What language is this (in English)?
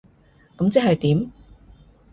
Cantonese